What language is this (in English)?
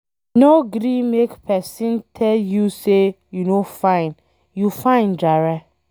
Nigerian Pidgin